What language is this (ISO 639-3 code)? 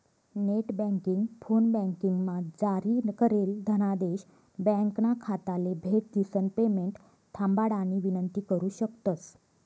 mar